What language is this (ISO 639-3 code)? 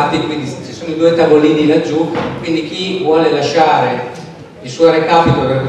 ita